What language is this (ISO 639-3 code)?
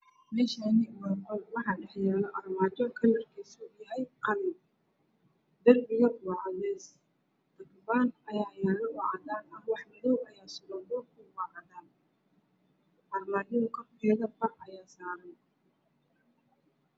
som